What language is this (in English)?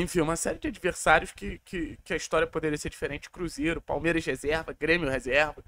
Portuguese